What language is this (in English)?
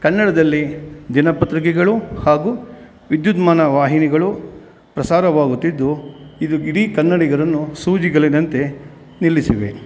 Kannada